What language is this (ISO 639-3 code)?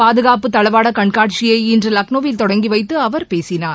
tam